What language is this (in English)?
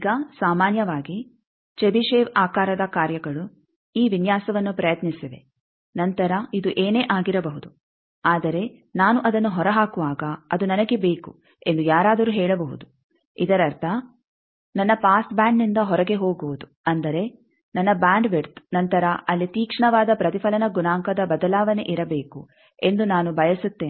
Kannada